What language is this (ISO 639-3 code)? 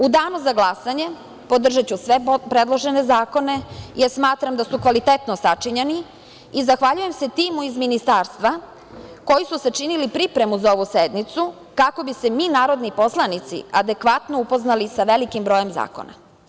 srp